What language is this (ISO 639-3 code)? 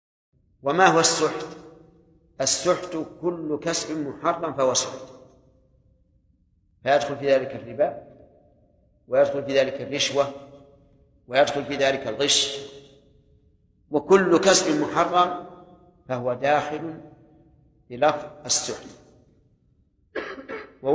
ara